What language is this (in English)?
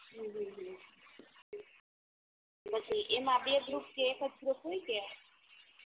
Gujarati